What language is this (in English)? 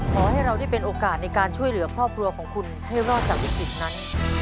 Thai